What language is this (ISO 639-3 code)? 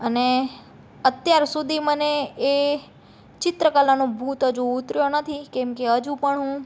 guj